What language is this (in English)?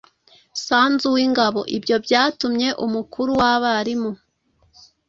Kinyarwanda